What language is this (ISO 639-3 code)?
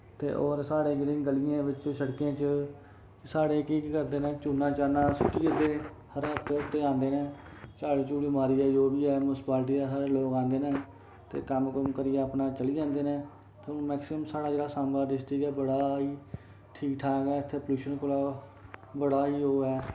doi